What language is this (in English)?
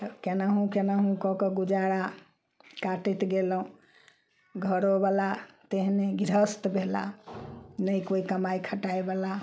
Maithili